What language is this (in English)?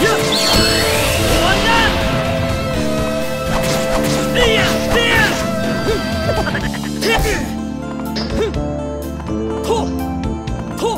Japanese